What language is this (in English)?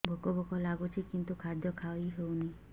Odia